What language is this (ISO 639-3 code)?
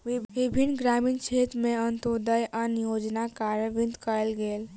mai